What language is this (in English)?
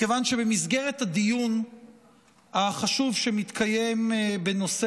Hebrew